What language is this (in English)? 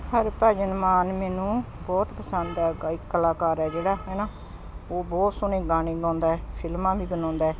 Punjabi